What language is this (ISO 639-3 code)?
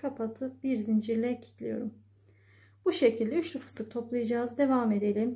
tur